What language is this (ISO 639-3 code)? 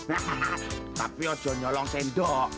ind